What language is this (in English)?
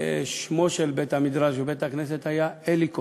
Hebrew